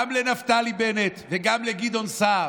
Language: Hebrew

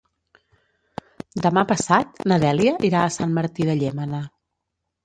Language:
Catalan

